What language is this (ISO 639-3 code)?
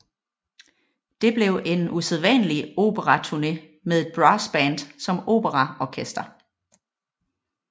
dan